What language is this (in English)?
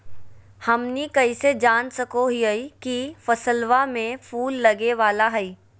Magahi